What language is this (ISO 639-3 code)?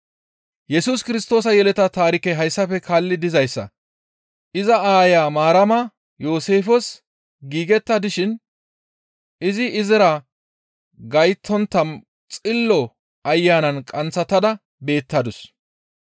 gmv